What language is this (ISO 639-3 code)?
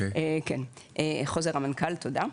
heb